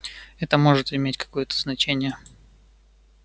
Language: Russian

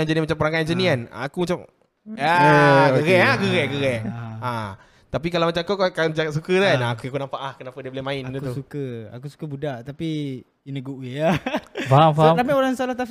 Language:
Malay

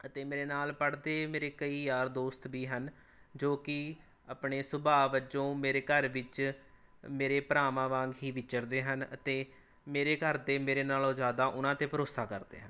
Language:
Punjabi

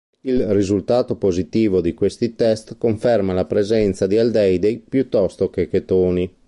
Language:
Italian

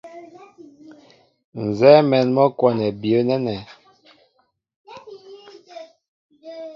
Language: Mbo (Cameroon)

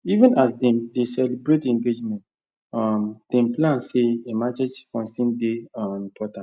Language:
Nigerian Pidgin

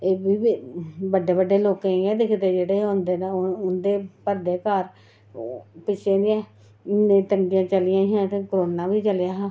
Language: Dogri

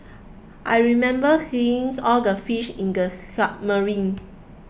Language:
English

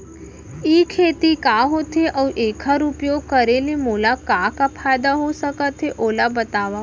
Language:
Chhattisgarhi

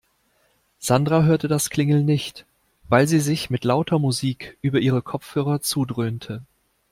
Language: German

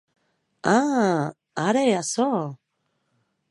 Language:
Occitan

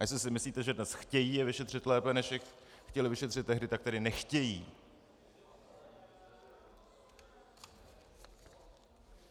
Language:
Czech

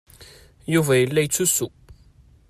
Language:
Kabyle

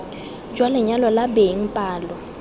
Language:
Tswana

